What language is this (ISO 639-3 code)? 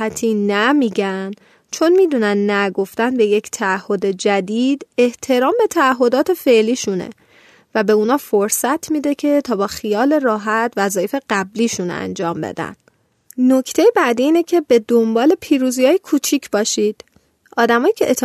fas